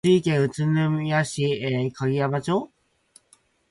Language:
Japanese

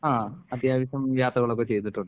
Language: Malayalam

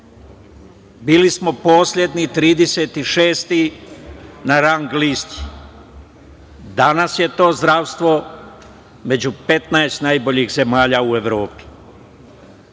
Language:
Serbian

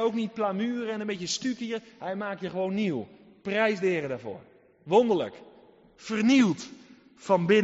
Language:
Dutch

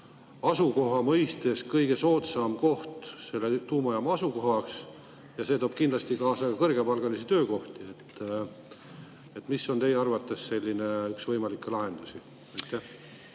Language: Estonian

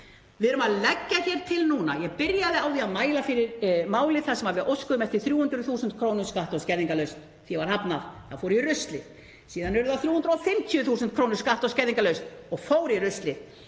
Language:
Icelandic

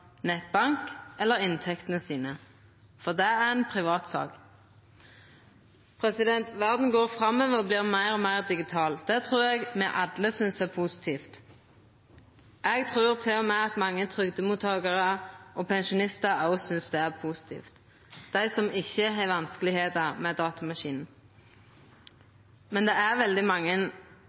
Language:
Norwegian Nynorsk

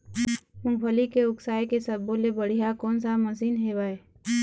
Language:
Chhattisgarhi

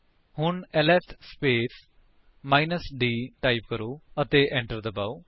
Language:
Punjabi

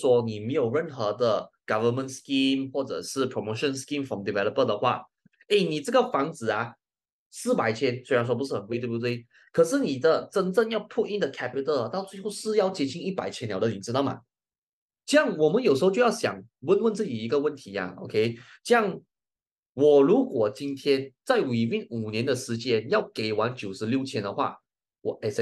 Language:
Chinese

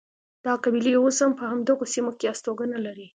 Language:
Pashto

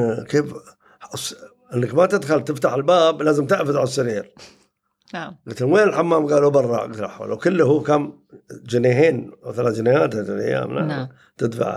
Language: Arabic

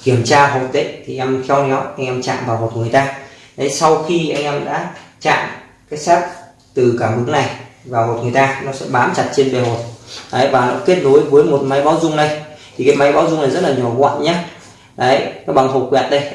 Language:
Vietnamese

